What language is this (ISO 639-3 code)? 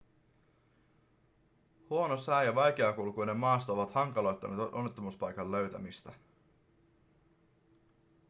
fin